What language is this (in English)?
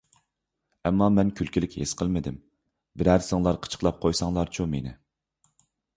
Uyghur